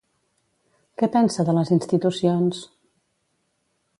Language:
Catalan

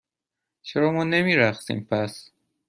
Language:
Persian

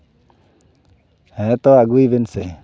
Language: Santali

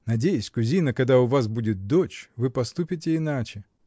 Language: Russian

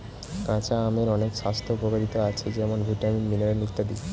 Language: Bangla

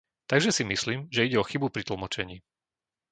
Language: Slovak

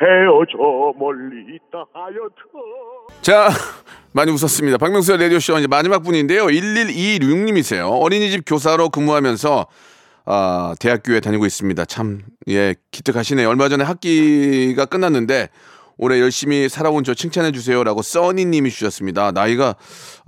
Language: Korean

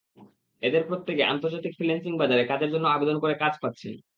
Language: Bangla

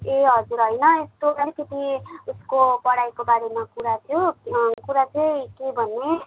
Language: Nepali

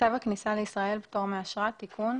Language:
Hebrew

